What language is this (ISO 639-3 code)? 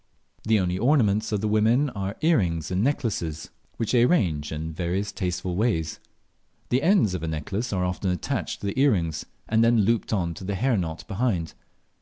eng